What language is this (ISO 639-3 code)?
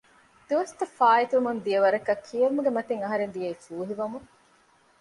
div